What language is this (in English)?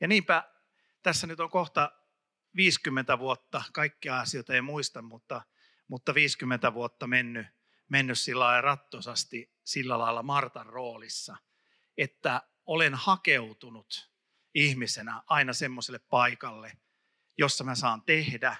Finnish